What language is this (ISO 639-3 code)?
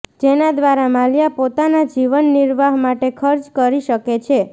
guj